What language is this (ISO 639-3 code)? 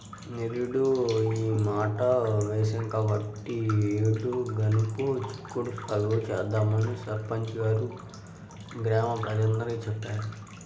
tel